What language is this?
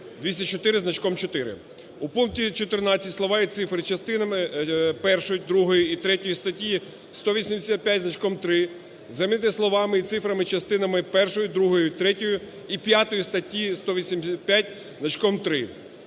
Ukrainian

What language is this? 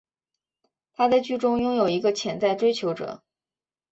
Chinese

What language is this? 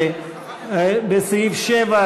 Hebrew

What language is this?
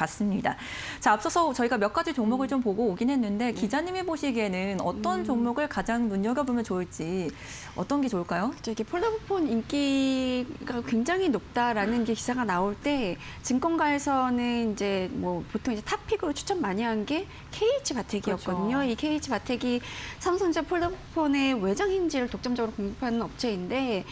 Korean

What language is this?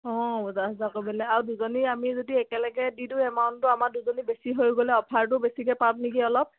Assamese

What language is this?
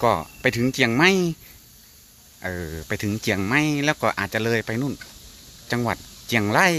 Thai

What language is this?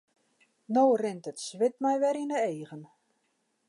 Western Frisian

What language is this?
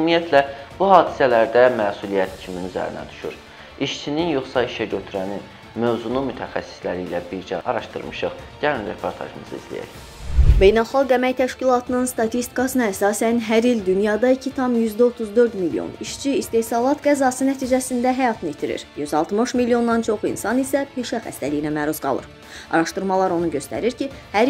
Turkish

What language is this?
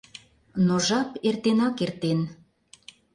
Mari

